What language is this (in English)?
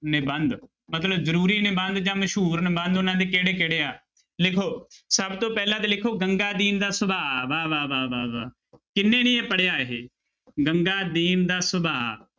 Punjabi